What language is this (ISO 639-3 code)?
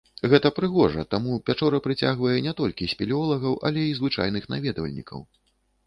bel